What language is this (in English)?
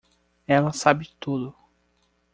Portuguese